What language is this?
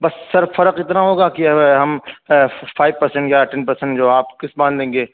Urdu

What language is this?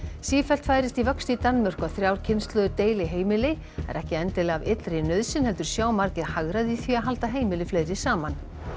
Icelandic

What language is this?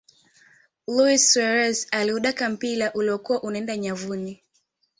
Swahili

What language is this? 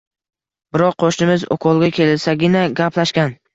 Uzbek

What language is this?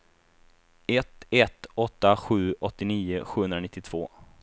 Swedish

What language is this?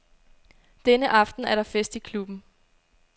Danish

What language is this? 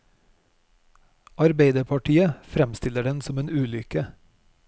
Norwegian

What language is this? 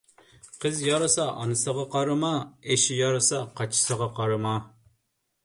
Uyghur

